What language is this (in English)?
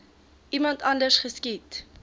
Afrikaans